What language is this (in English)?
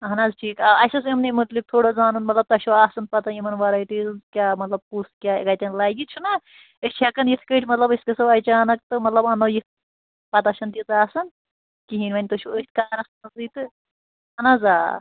Kashmiri